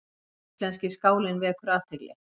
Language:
Icelandic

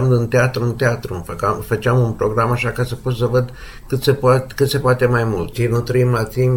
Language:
Romanian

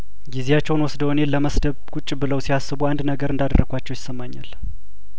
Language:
Amharic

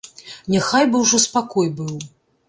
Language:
Belarusian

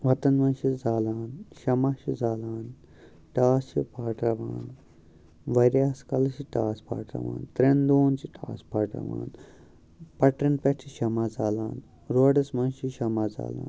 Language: Kashmiri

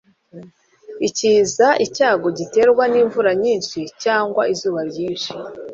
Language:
Kinyarwanda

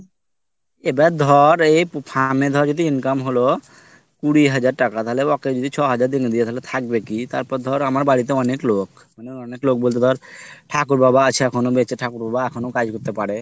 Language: Bangla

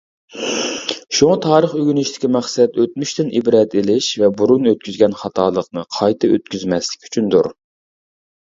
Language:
Uyghur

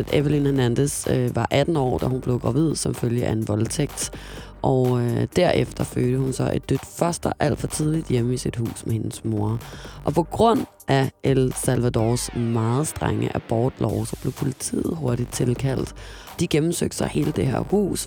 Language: Danish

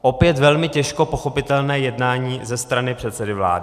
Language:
Czech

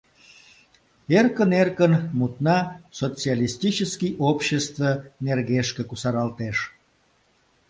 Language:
Mari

